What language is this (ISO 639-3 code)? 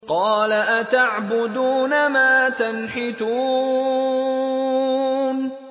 ara